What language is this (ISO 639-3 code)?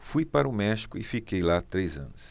por